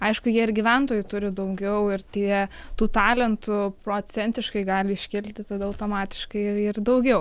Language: Lithuanian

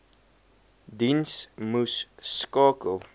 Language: Afrikaans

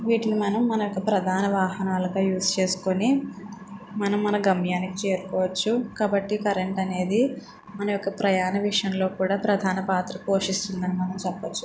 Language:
Telugu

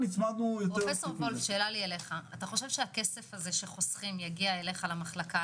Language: Hebrew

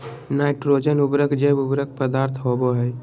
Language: Magahi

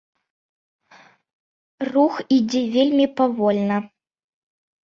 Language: Belarusian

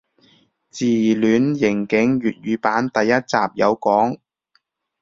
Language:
Cantonese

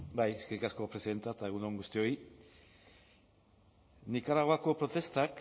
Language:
Basque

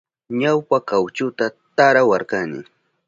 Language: Southern Pastaza Quechua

